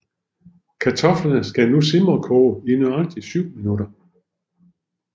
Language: Danish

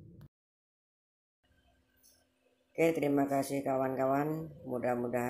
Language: Indonesian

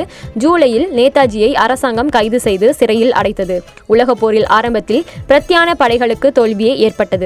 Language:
Tamil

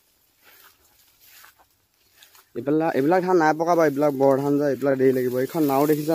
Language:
Arabic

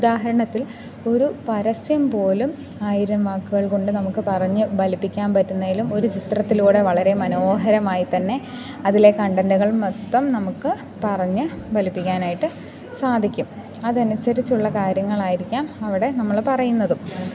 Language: Malayalam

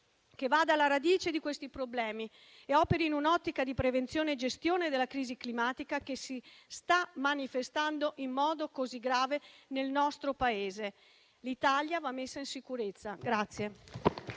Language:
Italian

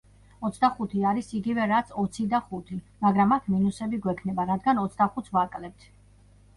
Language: Georgian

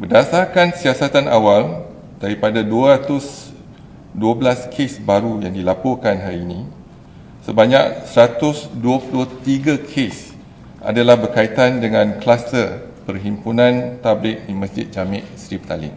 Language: Malay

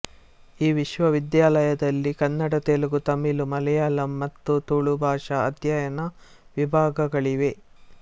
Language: Kannada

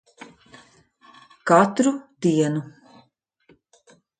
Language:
Latvian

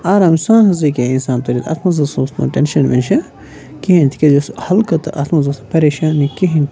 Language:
Kashmiri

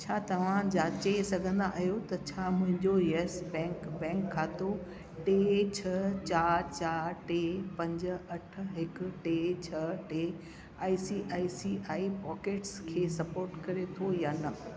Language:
Sindhi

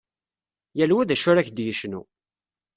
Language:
Kabyle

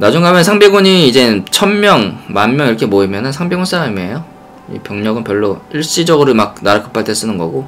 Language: Korean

